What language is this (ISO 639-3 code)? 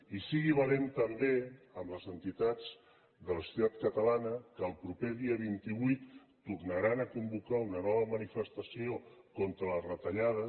cat